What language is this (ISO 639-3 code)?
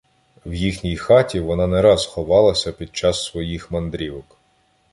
ukr